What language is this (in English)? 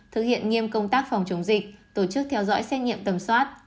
Vietnamese